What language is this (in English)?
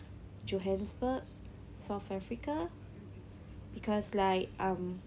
English